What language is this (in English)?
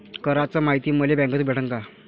Marathi